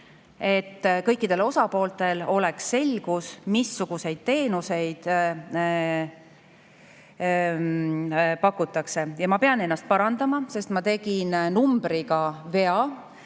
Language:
Estonian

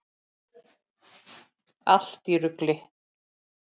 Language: Icelandic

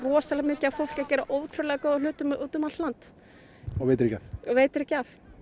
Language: Icelandic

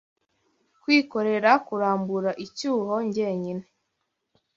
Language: Kinyarwanda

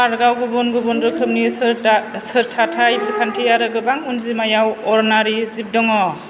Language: Bodo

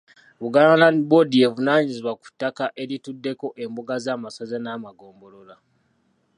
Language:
Ganda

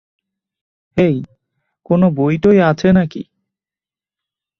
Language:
Bangla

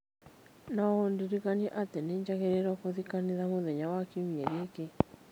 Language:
Kikuyu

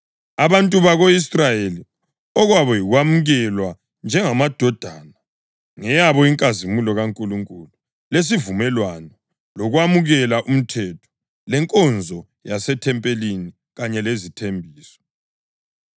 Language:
North Ndebele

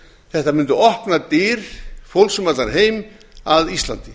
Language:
Icelandic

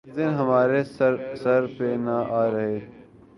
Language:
Urdu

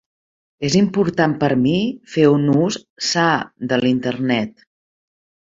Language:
Catalan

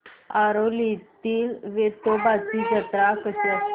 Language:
Marathi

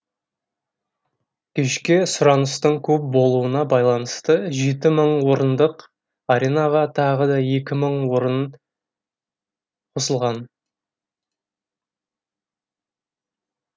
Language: Kazakh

